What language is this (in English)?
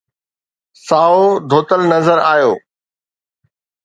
Sindhi